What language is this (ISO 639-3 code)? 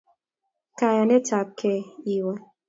kln